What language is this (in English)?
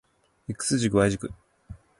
Japanese